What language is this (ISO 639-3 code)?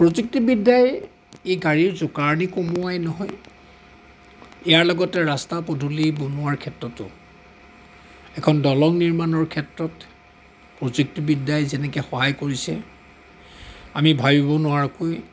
asm